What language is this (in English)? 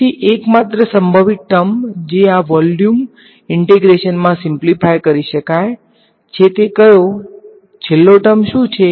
Gujarati